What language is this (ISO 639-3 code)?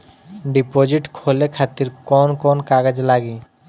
bho